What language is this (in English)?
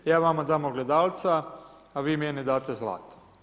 Croatian